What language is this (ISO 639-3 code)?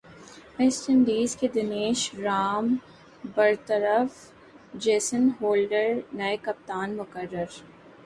urd